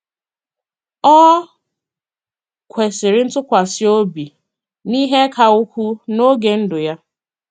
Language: Igbo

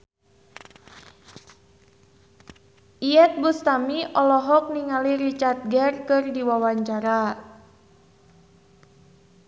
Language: Sundanese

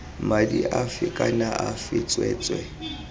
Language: Tswana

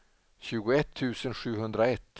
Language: Swedish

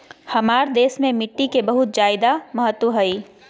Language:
Magahi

